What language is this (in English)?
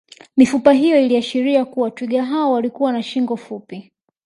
Swahili